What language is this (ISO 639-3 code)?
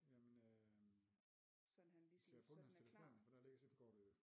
dan